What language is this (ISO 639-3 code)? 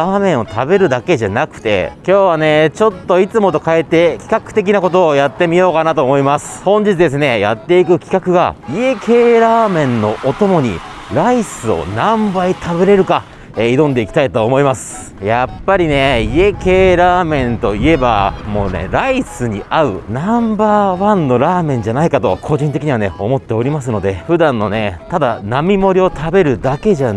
jpn